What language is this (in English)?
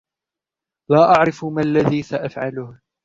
Arabic